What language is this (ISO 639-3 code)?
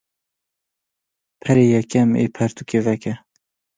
kur